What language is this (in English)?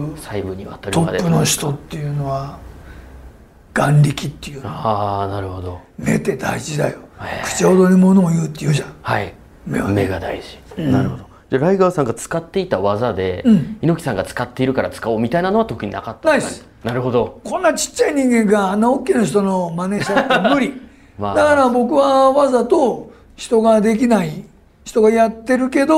Japanese